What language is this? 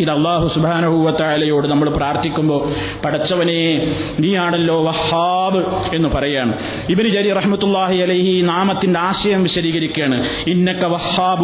Malayalam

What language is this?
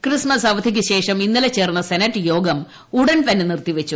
Malayalam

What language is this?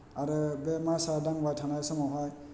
Bodo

